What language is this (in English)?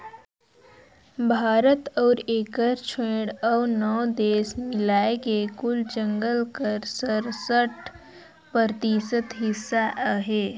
Chhattisgarhi